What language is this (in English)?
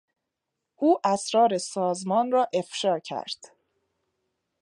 Persian